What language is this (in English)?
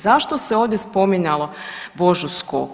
Croatian